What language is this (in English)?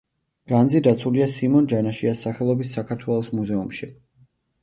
Georgian